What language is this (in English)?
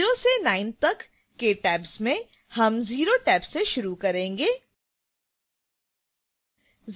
Hindi